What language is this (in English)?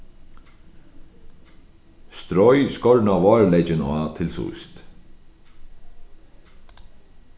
Faroese